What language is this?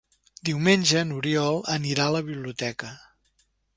Catalan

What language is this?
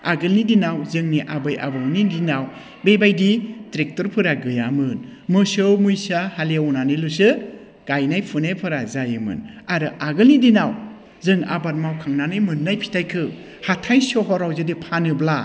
Bodo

